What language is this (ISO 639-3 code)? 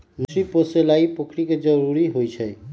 mag